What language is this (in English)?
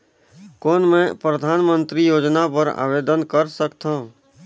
Chhattisgarhi